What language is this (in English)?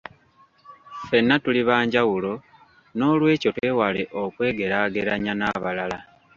Ganda